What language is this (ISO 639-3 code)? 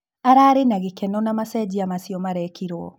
kik